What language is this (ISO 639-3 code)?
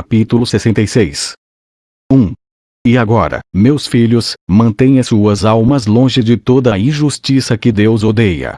por